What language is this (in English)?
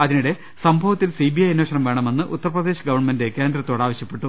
Malayalam